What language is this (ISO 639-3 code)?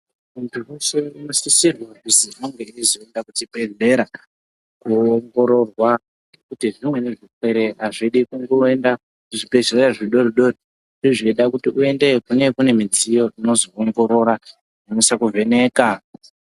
ndc